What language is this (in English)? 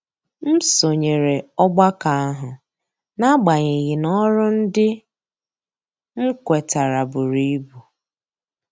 Igbo